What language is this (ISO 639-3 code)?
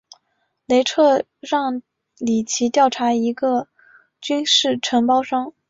zho